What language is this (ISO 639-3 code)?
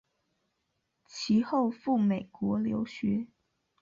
zho